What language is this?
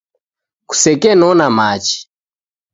Taita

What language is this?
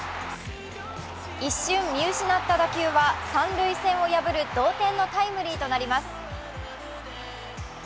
Japanese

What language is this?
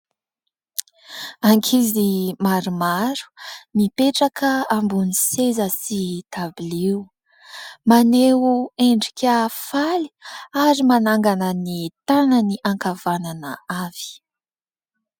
Malagasy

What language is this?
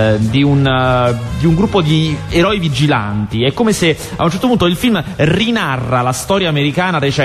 Italian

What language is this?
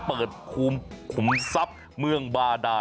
Thai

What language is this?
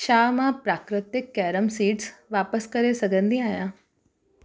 Sindhi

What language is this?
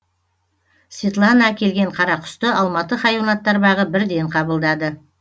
Kazakh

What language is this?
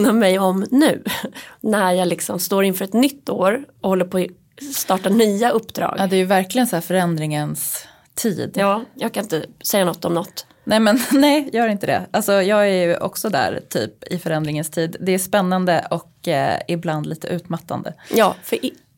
Swedish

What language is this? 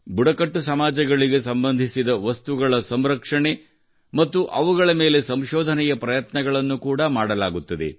Kannada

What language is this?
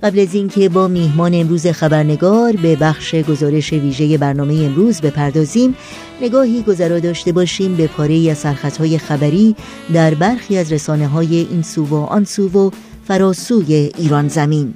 Persian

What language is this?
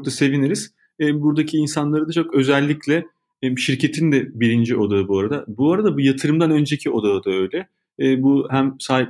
Turkish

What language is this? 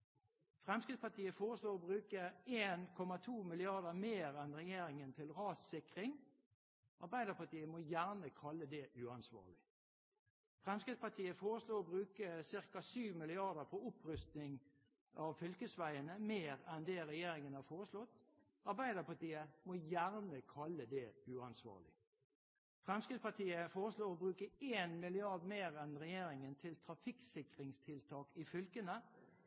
Norwegian Bokmål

